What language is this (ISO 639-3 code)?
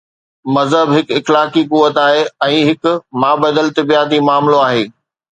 snd